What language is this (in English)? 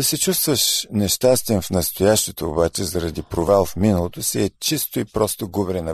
Bulgarian